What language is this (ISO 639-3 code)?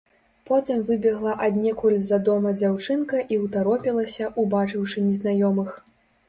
bel